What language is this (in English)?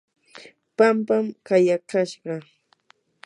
Yanahuanca Pasco Quechua